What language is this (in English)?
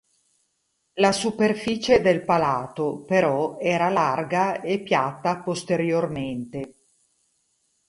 Italian